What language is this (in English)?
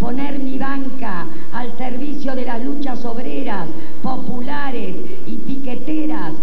Spanish